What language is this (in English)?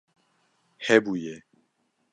Kurdish